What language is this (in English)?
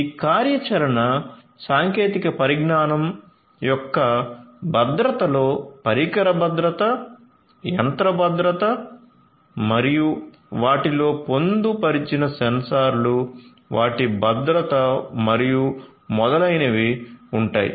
Telugu